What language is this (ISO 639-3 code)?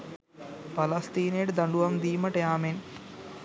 sin